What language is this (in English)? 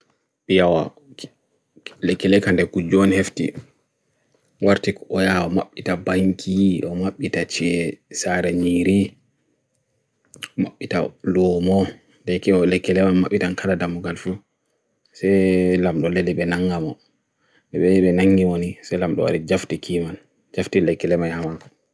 Bagirmi Fulfulde